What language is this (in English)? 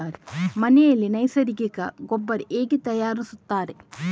Kannada